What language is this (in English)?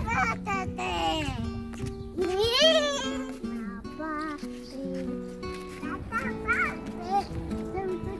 Romanian